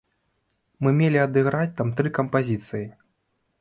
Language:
Belarusian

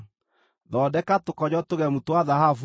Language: Kikuyu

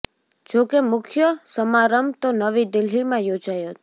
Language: Gujarati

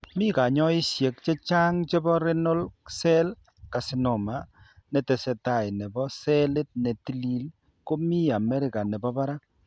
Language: Kalenjin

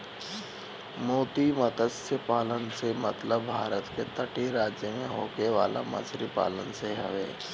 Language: Bhojpuri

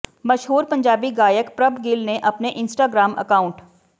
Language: Punjabi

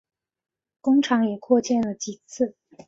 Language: Chinese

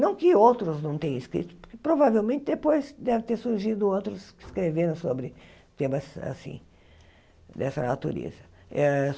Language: Portuguese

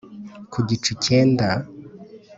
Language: Kinyarwanda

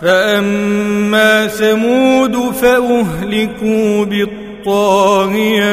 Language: Arabic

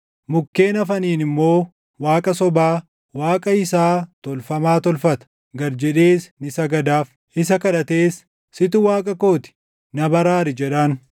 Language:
Oromo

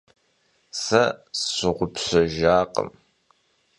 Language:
Kabardian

